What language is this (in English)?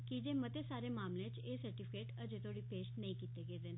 Dogri